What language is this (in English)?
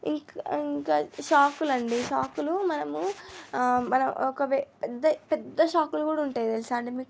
Telugu